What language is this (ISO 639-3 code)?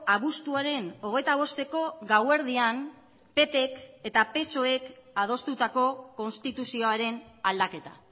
eus